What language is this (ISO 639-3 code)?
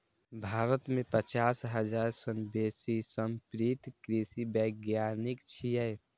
mai